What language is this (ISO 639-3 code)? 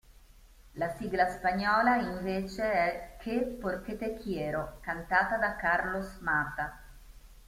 ita